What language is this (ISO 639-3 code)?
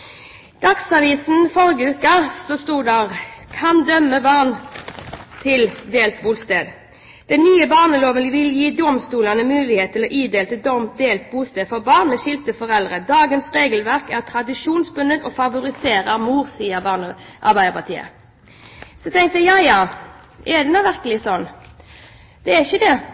nob